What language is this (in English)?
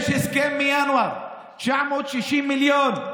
Hebrew